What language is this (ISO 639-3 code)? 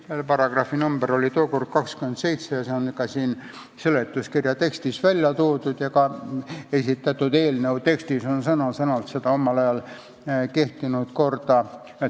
est